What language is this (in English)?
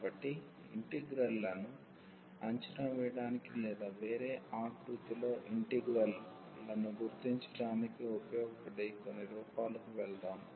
Telugu